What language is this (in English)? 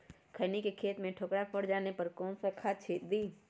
Magahi